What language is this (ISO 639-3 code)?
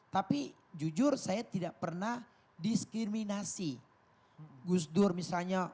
ind